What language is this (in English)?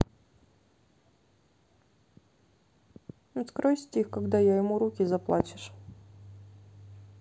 Russian